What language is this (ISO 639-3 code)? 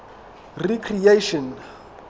sot